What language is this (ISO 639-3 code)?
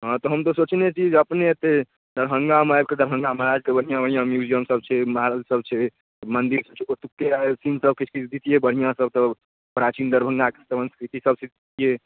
mai